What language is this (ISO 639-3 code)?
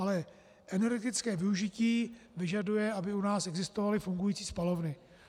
ces